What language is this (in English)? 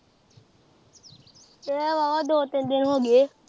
Punjabi